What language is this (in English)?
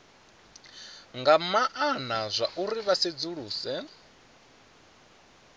Venda